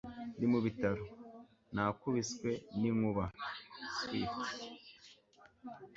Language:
Kinyarwanda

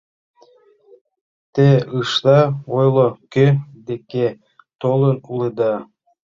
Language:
Mari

